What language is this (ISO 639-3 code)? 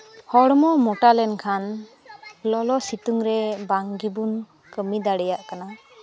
sat